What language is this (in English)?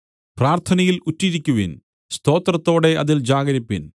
Malayalam